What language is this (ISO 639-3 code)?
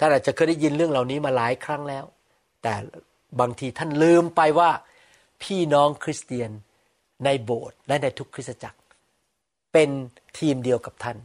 tha